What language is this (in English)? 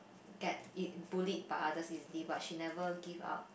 English